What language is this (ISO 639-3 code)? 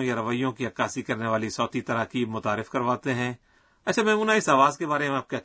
urd